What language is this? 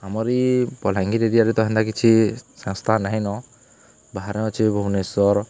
Odia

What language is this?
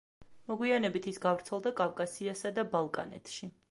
Georgian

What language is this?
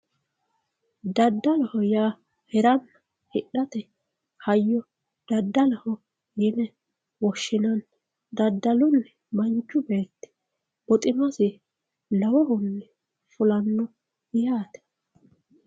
Sidamo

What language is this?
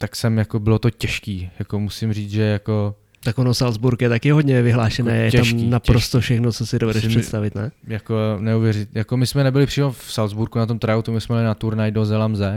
Czech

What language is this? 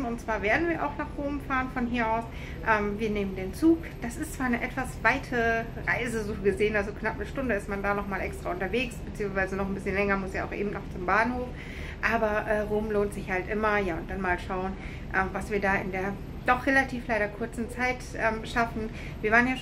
German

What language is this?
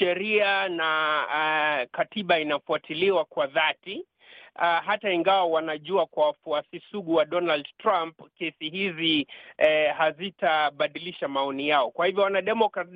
Swahili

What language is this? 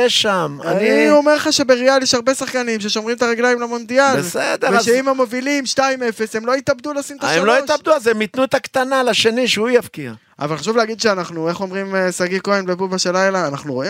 Hebrew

